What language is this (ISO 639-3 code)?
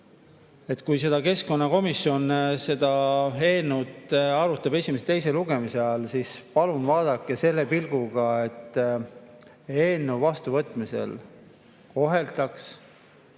est